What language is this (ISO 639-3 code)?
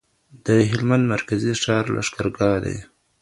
pus